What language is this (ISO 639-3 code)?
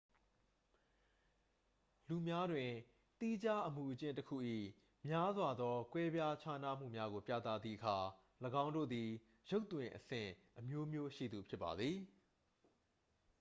mya